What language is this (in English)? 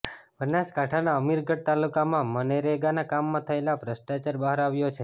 Gujarati